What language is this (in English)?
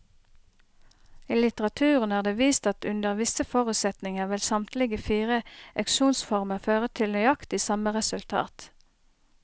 Norwegian